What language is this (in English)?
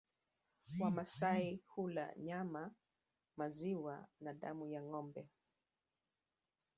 Swahili